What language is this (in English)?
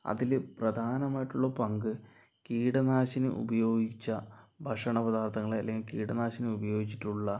Malayalam